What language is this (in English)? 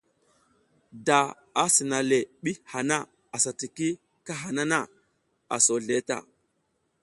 South Giziga